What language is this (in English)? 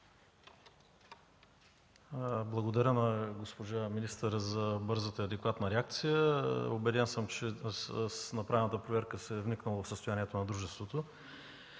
Bulgarian